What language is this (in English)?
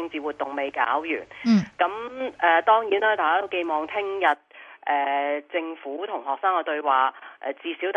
Chinese